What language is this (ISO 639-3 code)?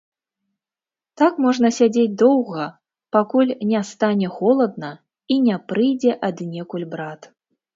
bel